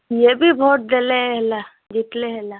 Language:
Odia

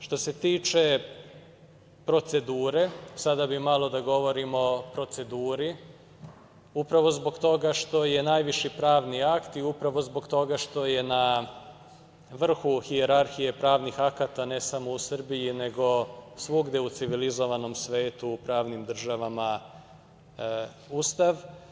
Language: Serbian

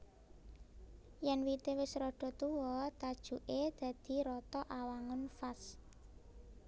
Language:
Javanese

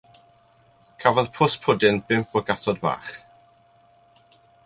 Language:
Welsh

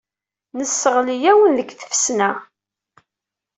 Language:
Kabyle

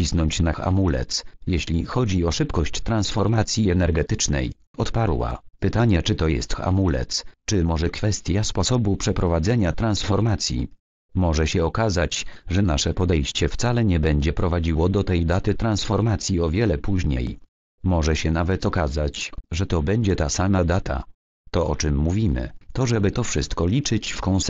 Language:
Polish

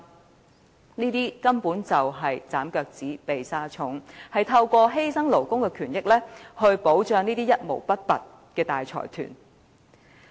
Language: Cantonese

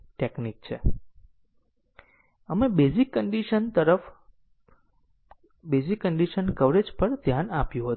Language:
Gujarati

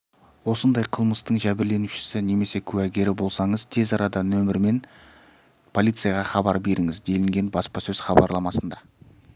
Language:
Kazakh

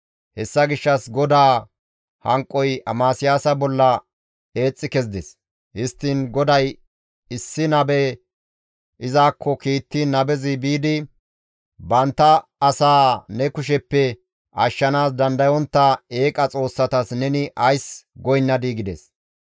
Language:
Gamo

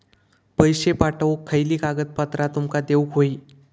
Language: Marathi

